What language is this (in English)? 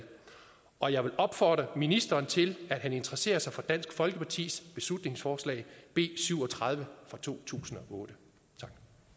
Danish